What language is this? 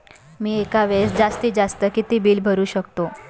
Marathi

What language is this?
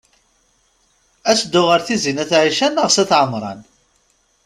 Kabyle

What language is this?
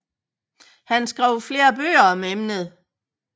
Danish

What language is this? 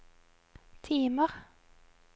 Norwegian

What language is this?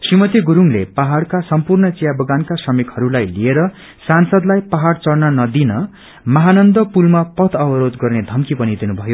Nepali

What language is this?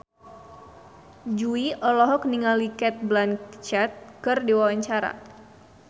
Sundanese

